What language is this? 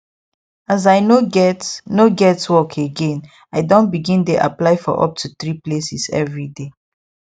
Nigerian Pidgin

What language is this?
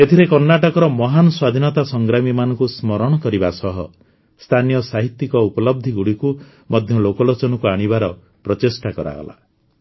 Odia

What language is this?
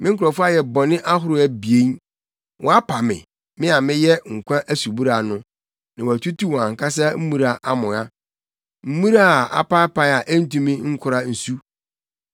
Akan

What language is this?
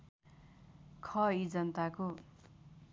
Nepali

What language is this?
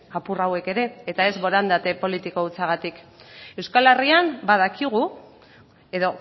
Basque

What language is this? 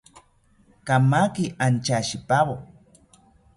South Ucayali Ashéninka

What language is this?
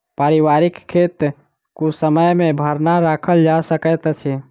Maithili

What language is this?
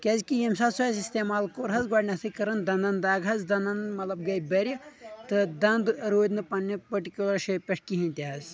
Kashmiri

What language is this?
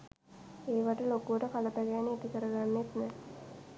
Sinhala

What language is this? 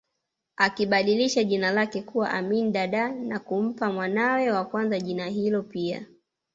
Swahili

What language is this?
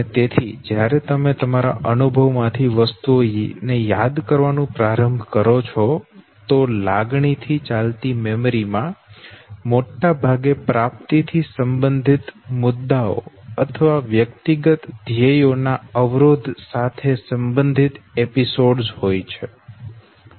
Gujarati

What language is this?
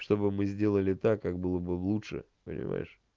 Russian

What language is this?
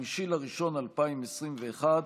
Hebrew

